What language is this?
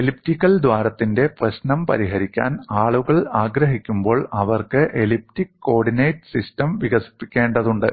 Malayalam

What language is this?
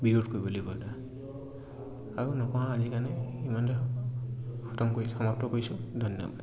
Assamese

